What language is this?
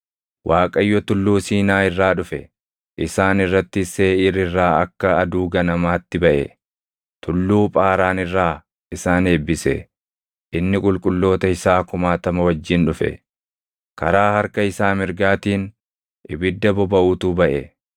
Oromo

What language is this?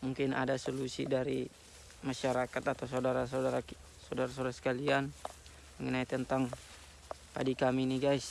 Indonesian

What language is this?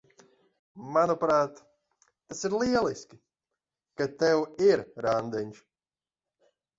Latvian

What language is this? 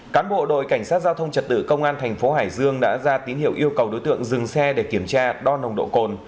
Vietnamese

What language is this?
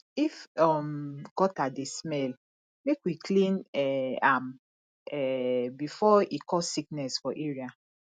Nigerian Pidgin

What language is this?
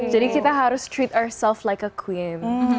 Indonesian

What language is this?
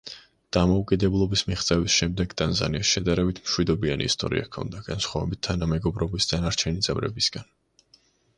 Georgian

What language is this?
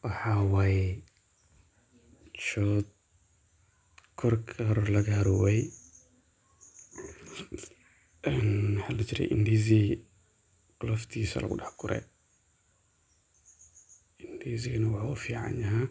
Somali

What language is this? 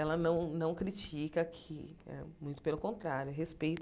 Portuguese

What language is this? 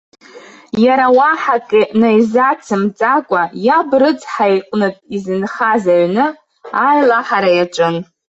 Abkhazian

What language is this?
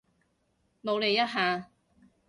Cantonese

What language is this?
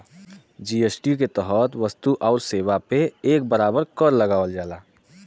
Bhojpuri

